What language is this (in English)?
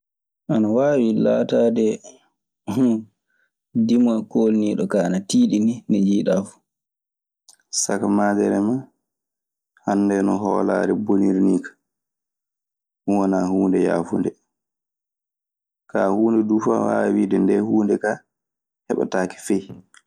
Maasina Fulfulde